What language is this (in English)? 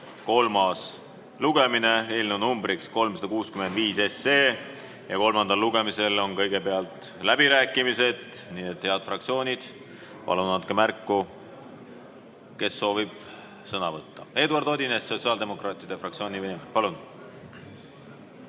Estonian